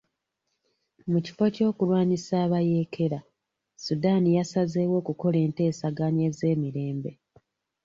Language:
Ganda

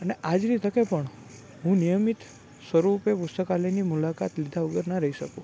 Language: Gujarati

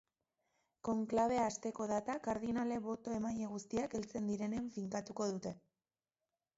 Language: Basque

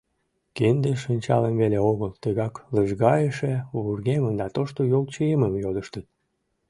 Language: Mari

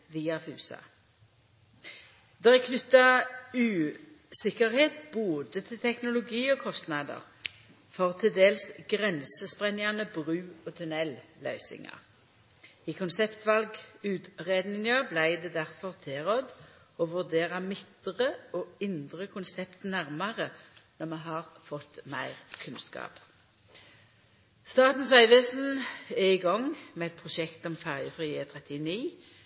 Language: Norwegian Nynorsk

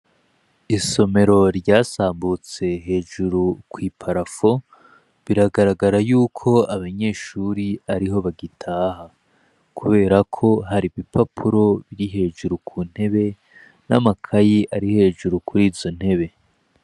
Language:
Rundi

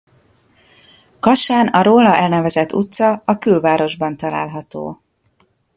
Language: Hungarian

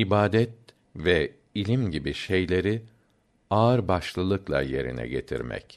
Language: Turkish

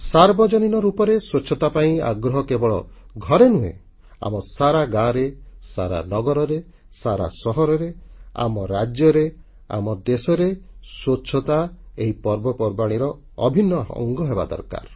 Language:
Odia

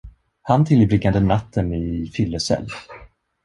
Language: Swedish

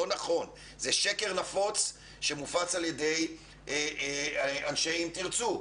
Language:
Hebrew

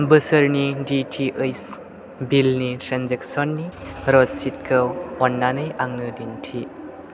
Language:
Bodo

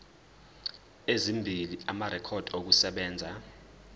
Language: Zulu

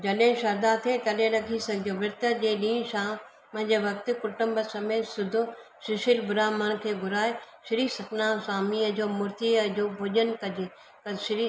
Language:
Sindhi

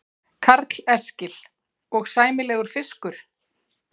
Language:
Icelandic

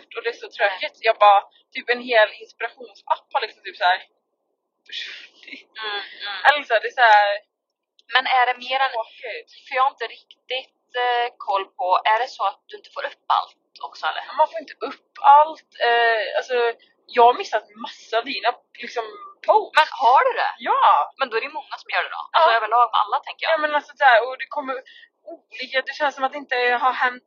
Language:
Swedish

